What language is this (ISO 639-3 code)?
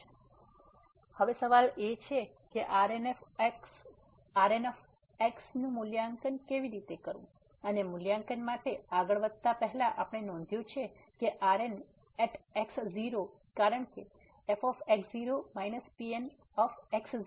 guj